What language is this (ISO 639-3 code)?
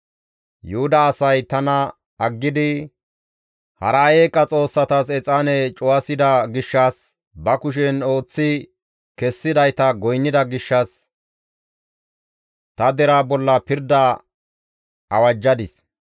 gmv